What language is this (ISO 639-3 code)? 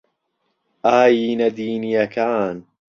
ckb